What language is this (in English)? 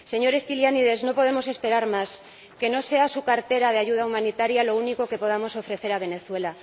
Spanish